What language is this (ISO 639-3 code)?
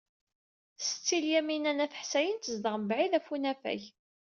kab